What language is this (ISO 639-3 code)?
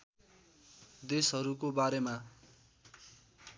nep